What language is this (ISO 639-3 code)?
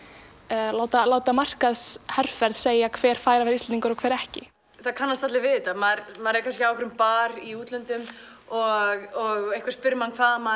isl